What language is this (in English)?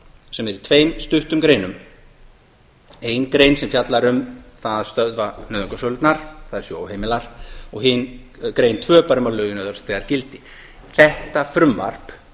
Icelandic